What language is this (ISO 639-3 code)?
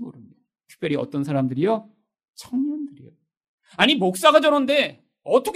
kor